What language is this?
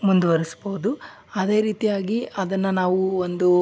Kannada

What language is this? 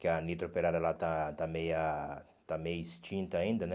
Portuguese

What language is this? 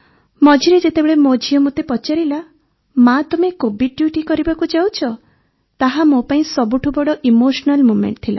Odia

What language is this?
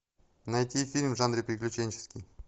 Russian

